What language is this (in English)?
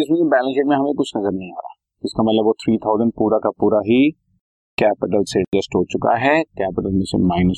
Hindi